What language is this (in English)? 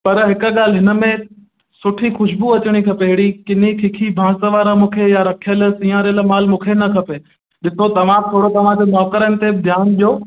Sindhi